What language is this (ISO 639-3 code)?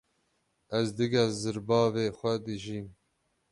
kur